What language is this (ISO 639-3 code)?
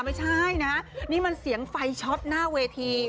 tha